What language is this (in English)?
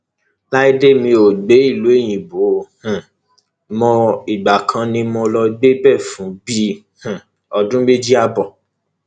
Yoruba